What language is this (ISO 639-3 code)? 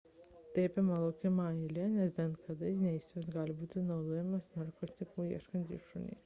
lit